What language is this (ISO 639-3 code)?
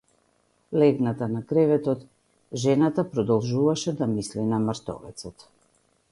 mkd